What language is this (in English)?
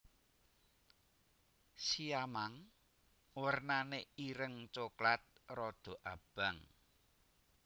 Javanese